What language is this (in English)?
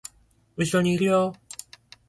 Japanese